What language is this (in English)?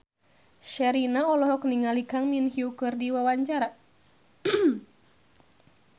Sundanese